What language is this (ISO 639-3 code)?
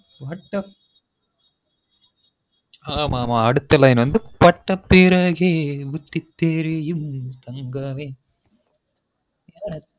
tam